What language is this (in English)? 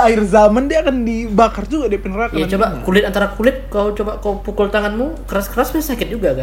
Indonesian